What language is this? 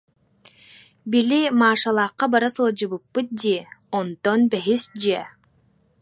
Yakut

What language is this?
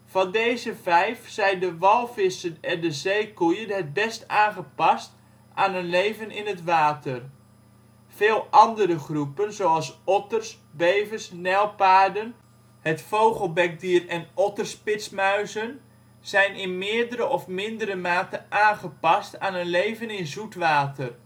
Dutch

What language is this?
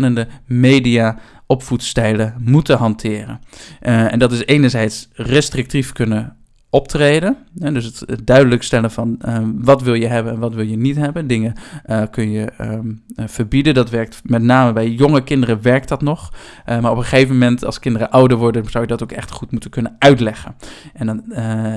Dutch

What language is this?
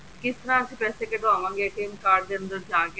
Punjabi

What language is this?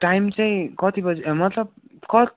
Nepali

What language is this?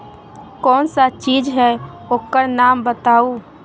Magahi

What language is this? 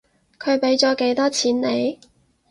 Cantonese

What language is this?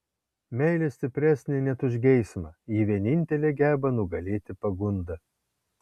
Lithuanian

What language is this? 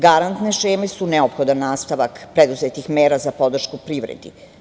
Serbian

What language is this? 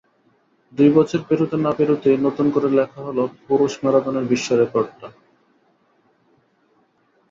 Bangla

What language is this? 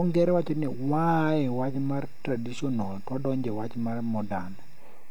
Luo (Kenya and Tanzania)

